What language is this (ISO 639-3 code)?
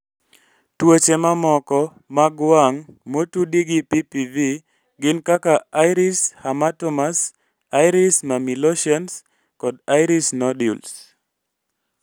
luo